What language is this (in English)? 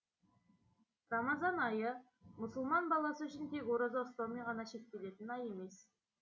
Kazakh